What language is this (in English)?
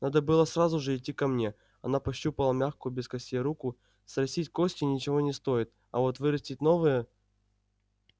Russian